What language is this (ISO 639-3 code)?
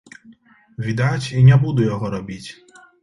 bel